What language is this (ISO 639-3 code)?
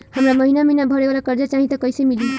bho